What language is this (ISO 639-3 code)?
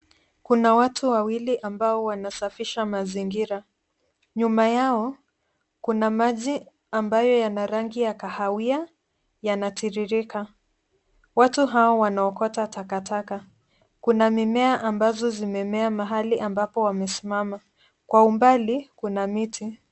swa